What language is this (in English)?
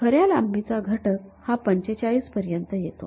Marathi